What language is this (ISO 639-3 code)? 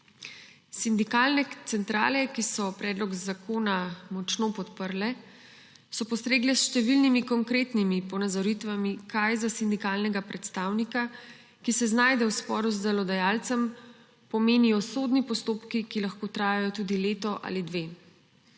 slv